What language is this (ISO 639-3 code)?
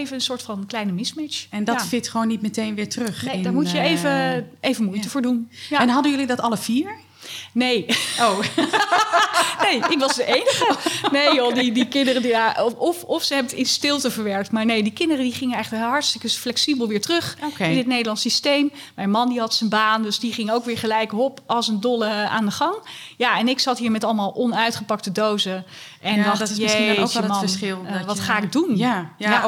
nld